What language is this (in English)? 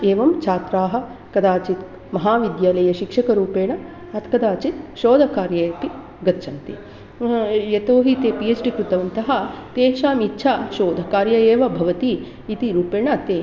Sanskrit